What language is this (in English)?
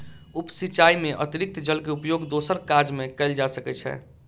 Maithili